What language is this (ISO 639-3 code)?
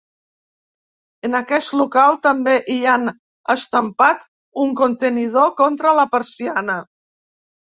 cat